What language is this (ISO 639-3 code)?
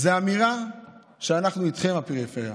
heb